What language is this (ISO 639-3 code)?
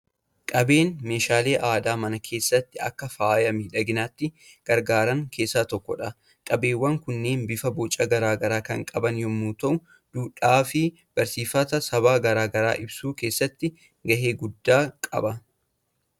orm